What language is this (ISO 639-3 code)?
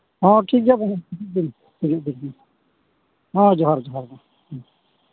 sat